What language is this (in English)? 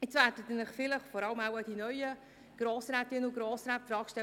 Swiss German